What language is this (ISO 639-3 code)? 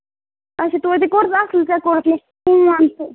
kas